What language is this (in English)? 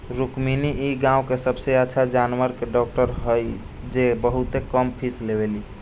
Bhojpuri